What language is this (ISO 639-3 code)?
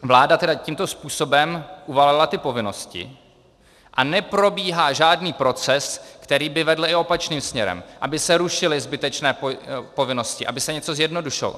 ces